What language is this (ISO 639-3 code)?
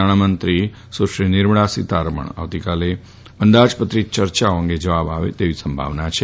guj